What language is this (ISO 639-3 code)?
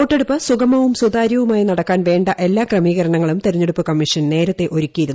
mal